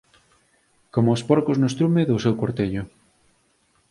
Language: Galician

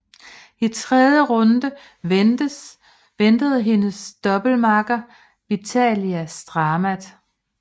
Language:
Danish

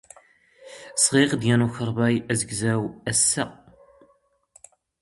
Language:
Standard Moroccan Tamazight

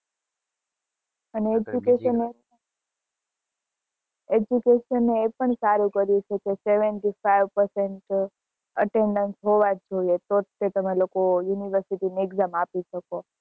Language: Gujarati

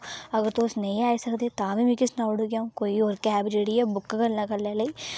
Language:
Dogri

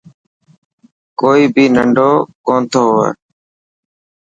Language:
Dhatki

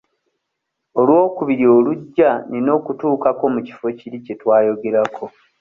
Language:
Ganda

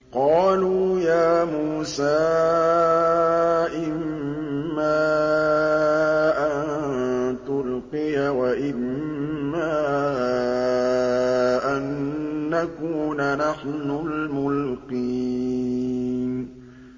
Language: Arabic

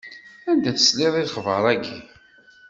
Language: Kabyle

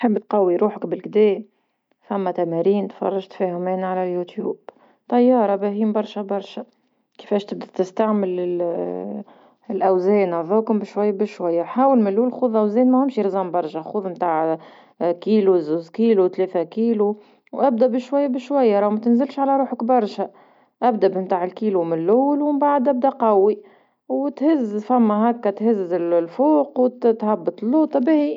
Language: Tunisian Arabic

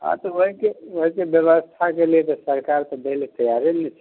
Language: Maithili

